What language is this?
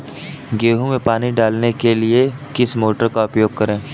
Hindi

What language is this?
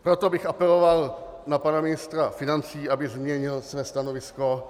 Czech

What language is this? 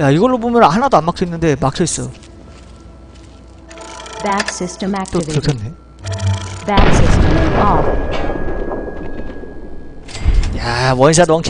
Korean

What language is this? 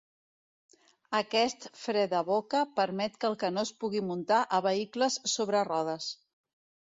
Catalan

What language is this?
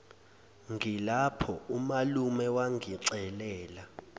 Zulu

